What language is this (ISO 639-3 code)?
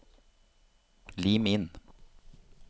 nor